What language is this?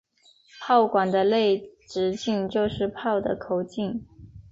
Chinese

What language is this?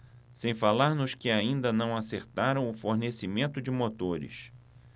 Portuguese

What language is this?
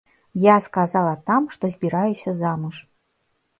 Belarusian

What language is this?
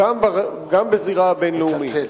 Hebrew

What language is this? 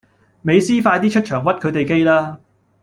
Cantonese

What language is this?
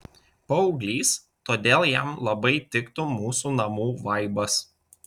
Lithuanian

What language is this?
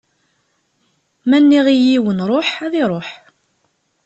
Kabyle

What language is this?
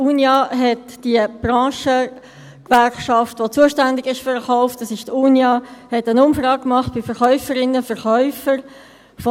Swiss German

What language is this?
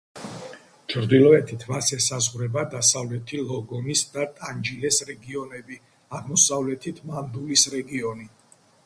Georgian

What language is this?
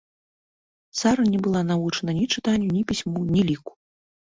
Belarusian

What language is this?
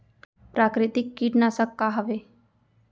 Chhattisgarhi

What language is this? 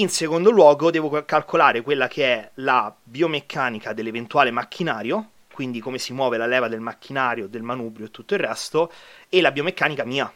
Italian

